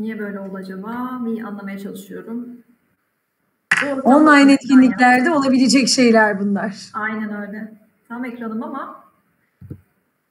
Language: Turkish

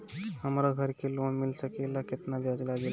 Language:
Bhojpuri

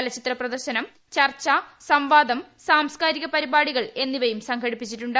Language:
Malayalam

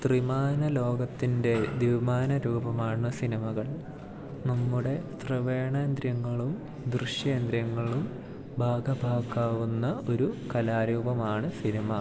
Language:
Malayalam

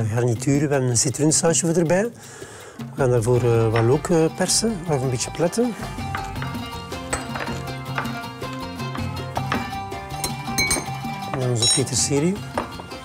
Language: Dutch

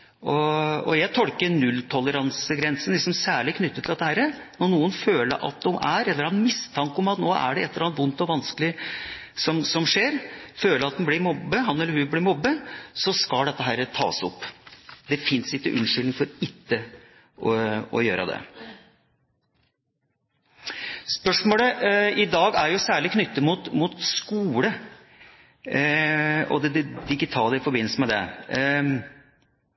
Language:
Norwegian Bokmål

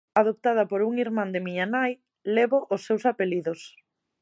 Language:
Galician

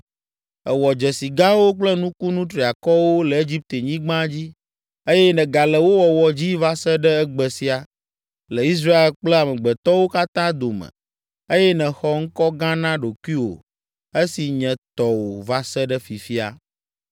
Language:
Ewe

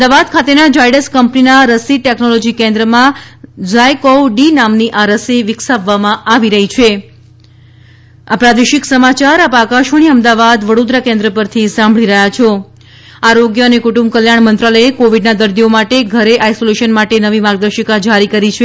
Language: Gujarati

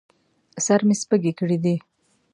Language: Pashto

